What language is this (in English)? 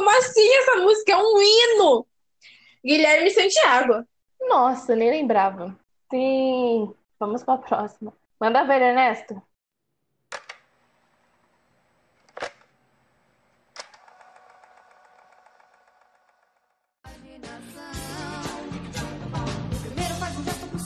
Portuguese